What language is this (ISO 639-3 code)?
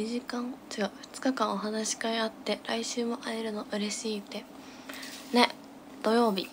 jpn